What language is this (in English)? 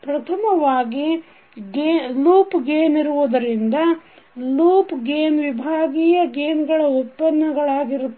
Kannada